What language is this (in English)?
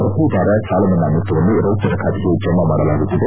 Kannada